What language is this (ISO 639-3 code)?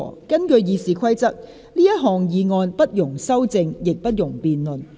yue